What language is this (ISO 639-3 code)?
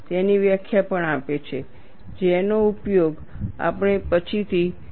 guj